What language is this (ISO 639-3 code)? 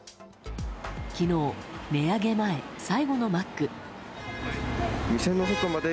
jpn